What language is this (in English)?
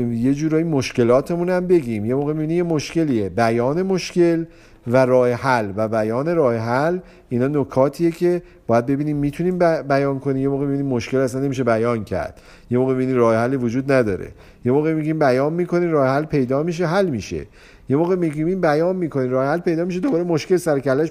Persian